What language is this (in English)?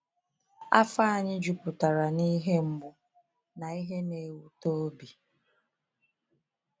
Igbo